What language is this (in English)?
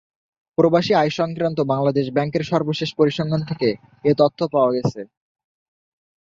Bangla